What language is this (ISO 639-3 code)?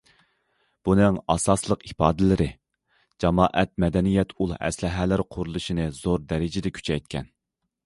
uig